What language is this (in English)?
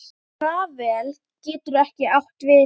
Icelandic